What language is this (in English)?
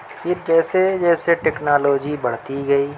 Urdu